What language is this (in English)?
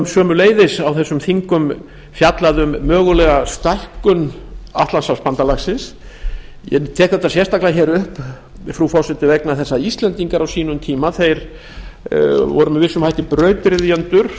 Icelandic